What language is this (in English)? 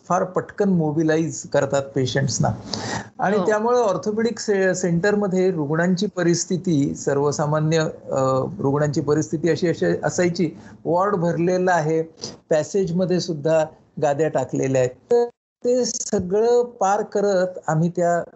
Marathi